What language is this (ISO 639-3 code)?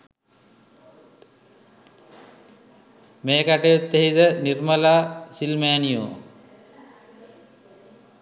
sin